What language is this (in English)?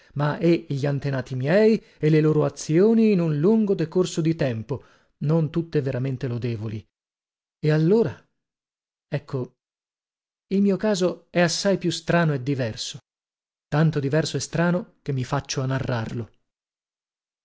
Italian